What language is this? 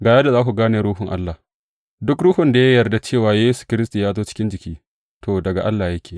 Hausa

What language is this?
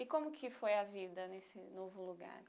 Portuguese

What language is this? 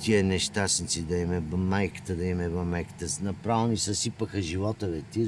Bulgarian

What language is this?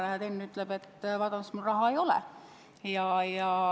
Estonian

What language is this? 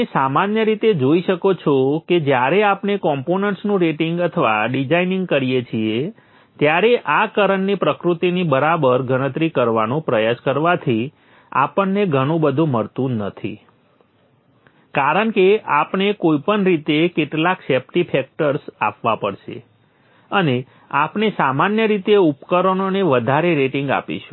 Gujarati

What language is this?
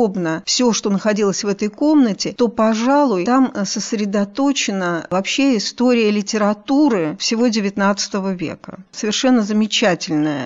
Russian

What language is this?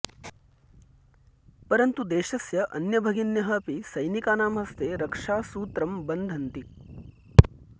Sanskrit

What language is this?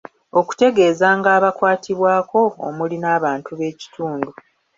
Ganda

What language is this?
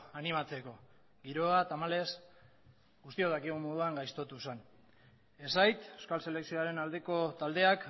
Basque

